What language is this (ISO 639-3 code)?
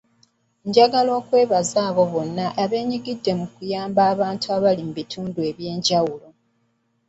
lug